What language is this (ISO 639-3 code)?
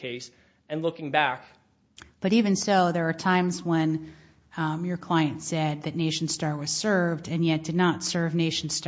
eng